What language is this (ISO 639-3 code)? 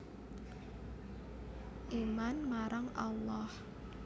jav